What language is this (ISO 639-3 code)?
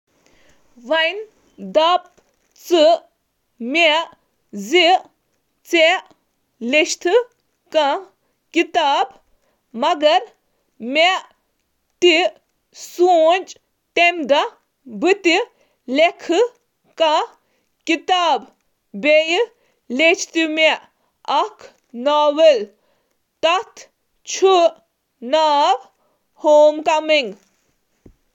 kas